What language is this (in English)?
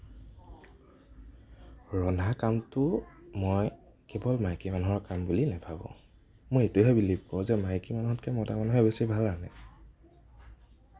Assamese